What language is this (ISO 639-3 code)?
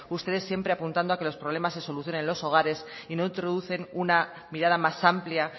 spa